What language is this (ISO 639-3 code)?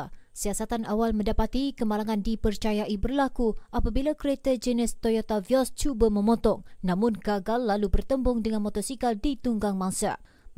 msa